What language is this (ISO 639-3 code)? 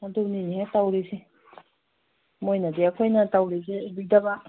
mni